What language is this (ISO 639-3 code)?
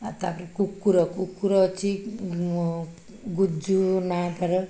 ori